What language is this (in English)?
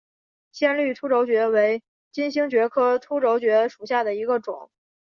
Chinese